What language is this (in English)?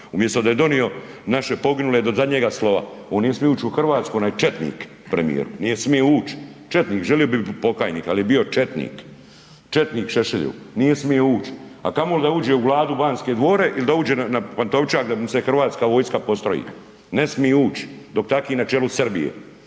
Croatian